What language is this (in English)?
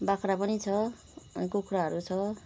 Nepali